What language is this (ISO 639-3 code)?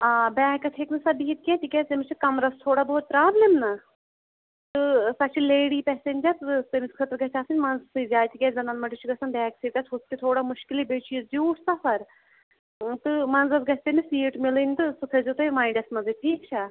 kas